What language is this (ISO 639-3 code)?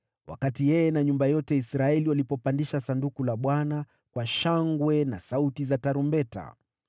swa